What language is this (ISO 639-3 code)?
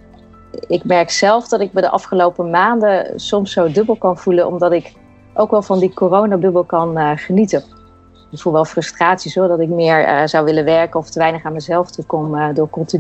nld